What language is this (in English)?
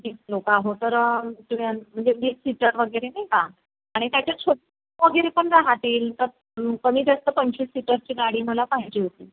Marathi